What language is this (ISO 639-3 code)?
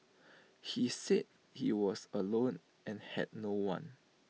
eng